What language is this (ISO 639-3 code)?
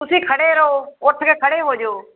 pan